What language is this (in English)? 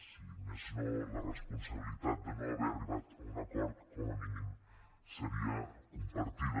Catalan